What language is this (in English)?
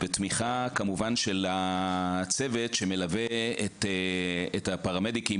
Hebrew